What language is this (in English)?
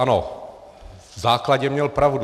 Czech